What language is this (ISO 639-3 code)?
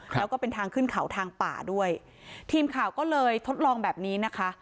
tha